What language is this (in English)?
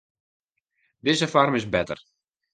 Western Frisian